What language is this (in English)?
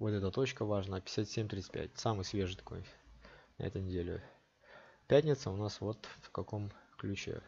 Russian